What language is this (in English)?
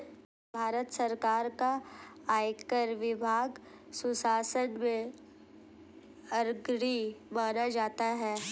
Hindi